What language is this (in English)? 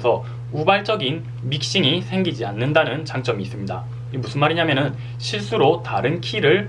Korean